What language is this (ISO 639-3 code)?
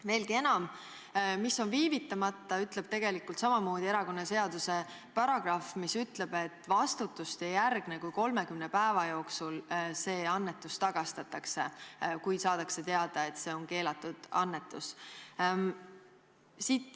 est